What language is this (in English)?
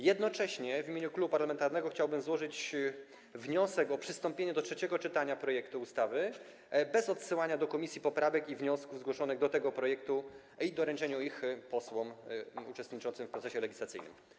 Polish